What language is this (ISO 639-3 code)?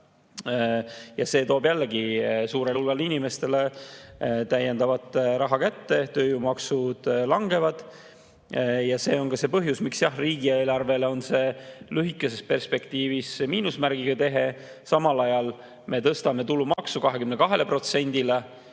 est